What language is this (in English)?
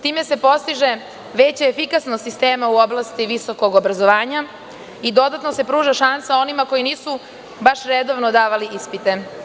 Serbian